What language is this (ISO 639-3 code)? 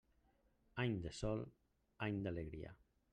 cat